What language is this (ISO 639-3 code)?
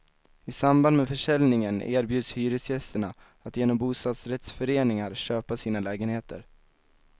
swe